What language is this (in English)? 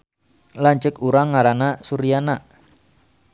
Sundanese